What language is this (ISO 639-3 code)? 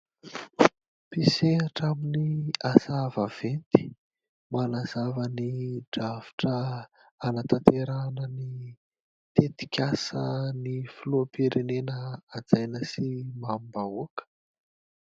mlg